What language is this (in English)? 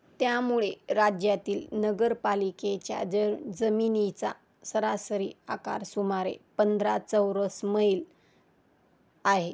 Marathi